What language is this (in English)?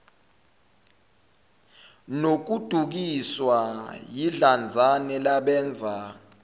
Zulu